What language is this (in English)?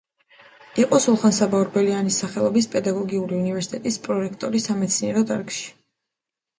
Georgian